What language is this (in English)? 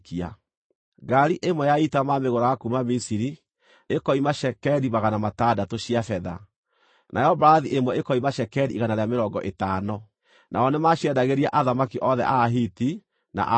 Kikuyu